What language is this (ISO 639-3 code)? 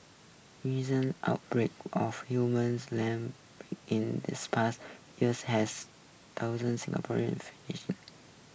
eng